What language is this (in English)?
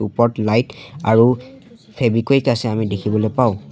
Assamese